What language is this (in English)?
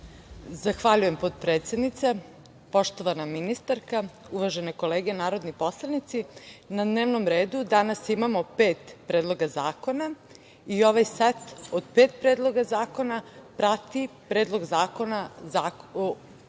Serbian